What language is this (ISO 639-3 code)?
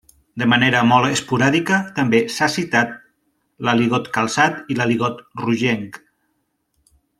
cat